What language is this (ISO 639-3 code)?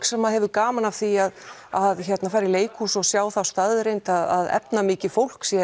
isl